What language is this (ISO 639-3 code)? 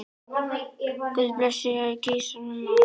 isl